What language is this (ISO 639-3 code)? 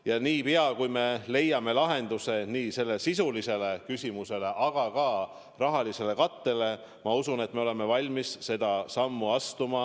est